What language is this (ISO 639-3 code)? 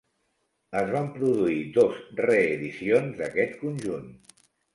cat